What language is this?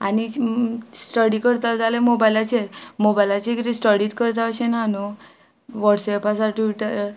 Konkani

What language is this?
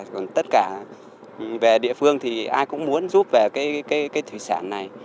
Vietnamese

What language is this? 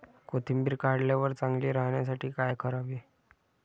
Marathi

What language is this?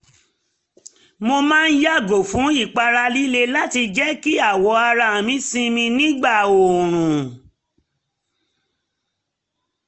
Yoruba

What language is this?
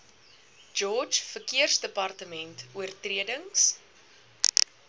Afrikaans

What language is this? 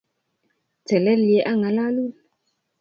Kalenjin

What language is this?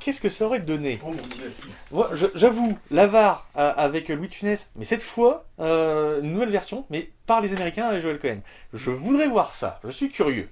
French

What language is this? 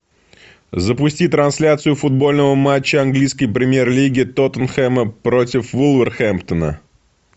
Russian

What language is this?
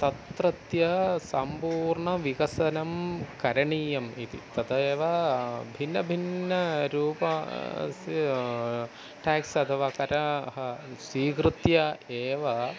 Sanskrit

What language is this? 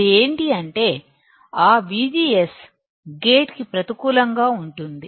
Telugu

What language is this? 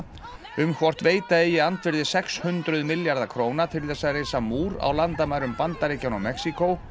Icelandic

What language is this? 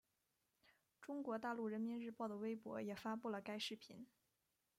Chinese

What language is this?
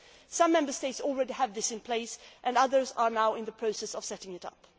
English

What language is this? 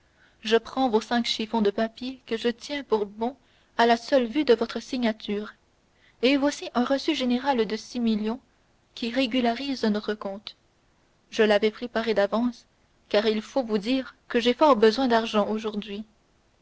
French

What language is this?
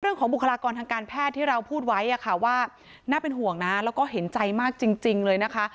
Thai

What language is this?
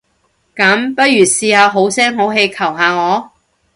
Cantonese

